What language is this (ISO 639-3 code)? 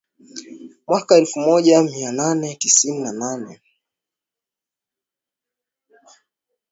swa